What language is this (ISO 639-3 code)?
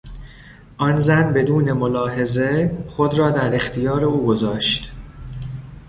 fas